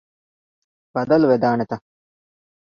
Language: Divehi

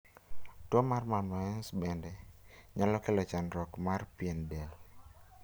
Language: Luo (Kenya and Tanzania)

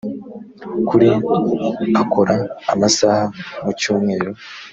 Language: Kinyarwanda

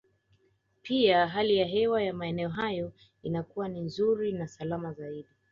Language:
Swahili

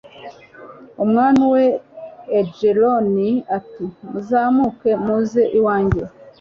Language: Kinyarwanda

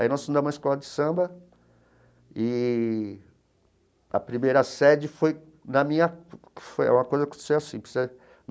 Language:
Portuguese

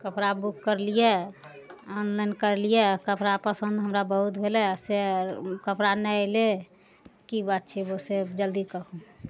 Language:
Maithili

